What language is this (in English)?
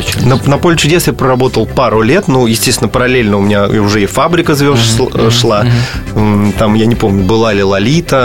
Russian